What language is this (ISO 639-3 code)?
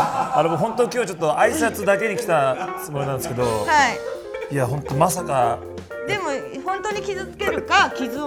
jpn